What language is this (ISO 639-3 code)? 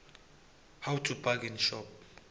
nbl